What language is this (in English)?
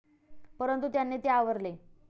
Marathi